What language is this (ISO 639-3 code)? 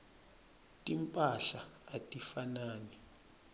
ssw